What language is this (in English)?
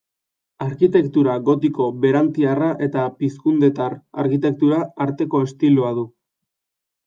Basque